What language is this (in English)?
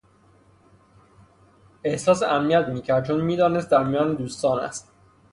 Persian